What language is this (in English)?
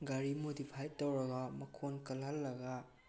Manipuri